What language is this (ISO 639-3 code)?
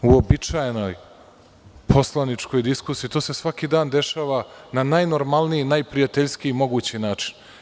srp